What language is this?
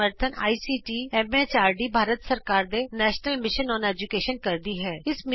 Punjabi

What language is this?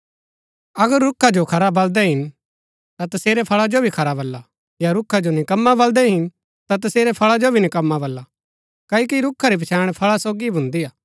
Gaddi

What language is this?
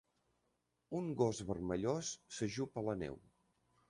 Catalan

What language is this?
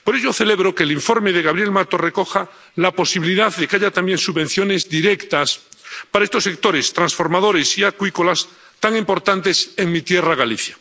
Spanish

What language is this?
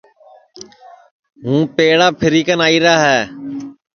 Sansi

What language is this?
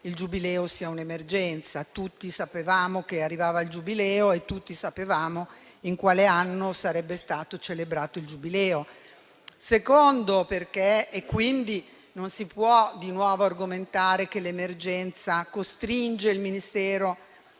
Italian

